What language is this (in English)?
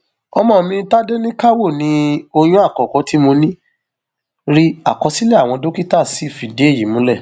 Yoruba